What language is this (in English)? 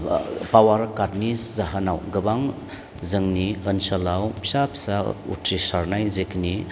Bodo